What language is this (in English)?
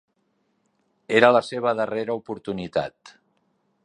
Catalan